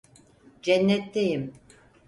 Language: Turkish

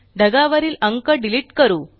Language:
Marathi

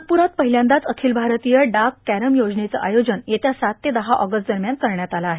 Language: Marathi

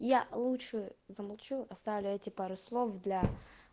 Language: Russian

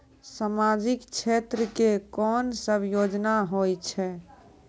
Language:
Maithili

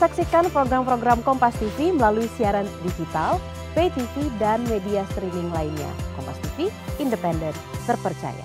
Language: Indonesian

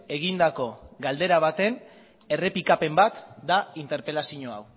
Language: Basque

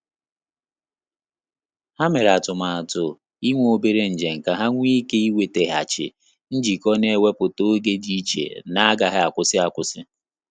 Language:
Igbo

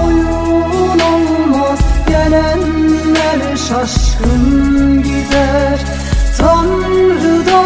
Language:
Turkish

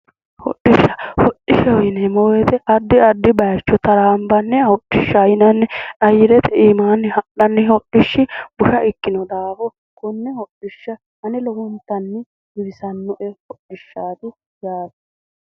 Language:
Sidamo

